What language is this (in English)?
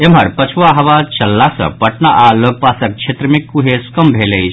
Maithili